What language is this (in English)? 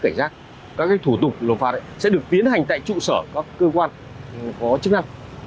Vietnamese